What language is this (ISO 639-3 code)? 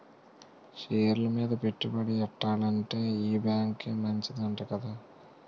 tel